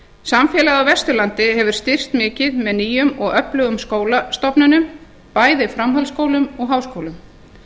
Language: Icelandic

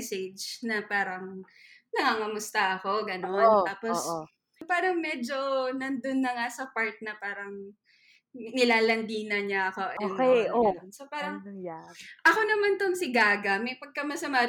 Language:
Filipino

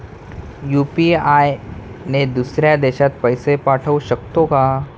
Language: Marathi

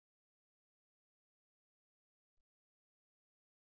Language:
Telugu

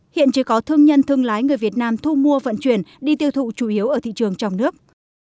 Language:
Vietnamese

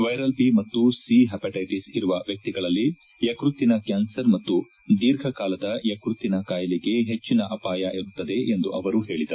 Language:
Kannada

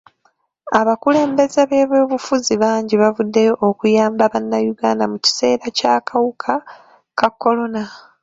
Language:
Ganda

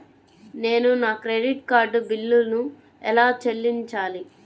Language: Telugu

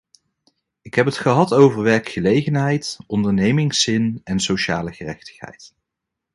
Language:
Dutch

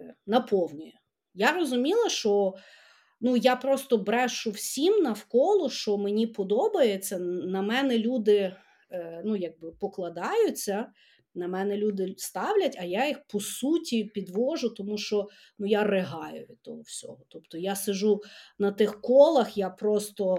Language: Ukrainian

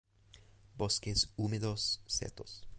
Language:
Spanish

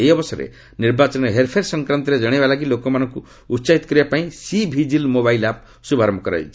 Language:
Odia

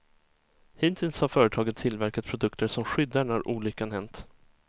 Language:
Swedish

